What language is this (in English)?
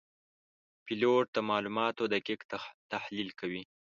Pashto